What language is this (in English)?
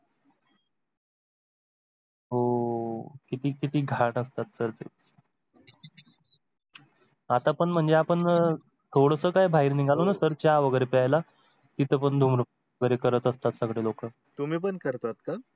Marathi